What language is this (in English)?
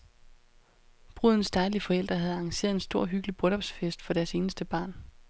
Danish